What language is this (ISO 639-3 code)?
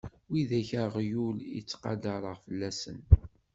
kab